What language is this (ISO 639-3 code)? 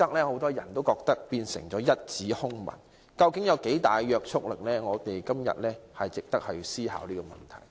yue